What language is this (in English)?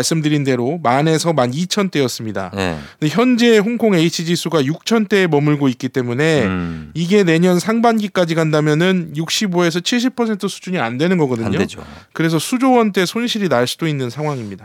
Korean